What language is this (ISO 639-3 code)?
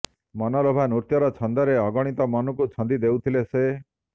ori